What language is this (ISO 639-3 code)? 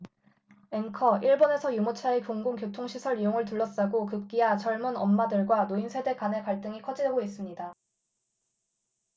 kor